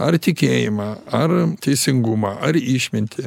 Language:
Lithuanian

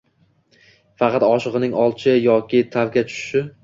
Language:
Uzbek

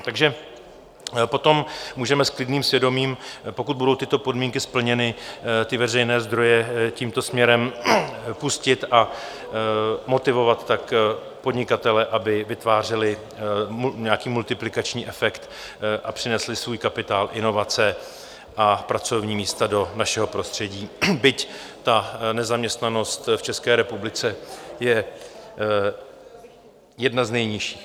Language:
Czech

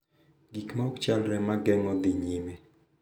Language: Luo (Kenya and Tanzania)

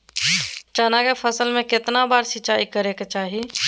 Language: Magahi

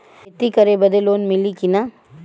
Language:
Bhojpuri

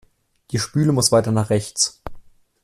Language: German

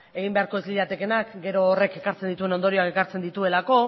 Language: Basque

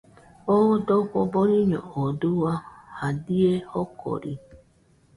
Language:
Nüpode Huitoto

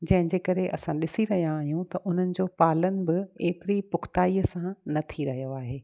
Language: Sindhi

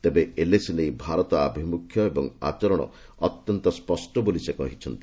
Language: Odia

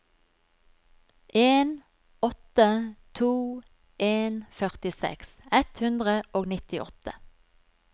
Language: Norwegian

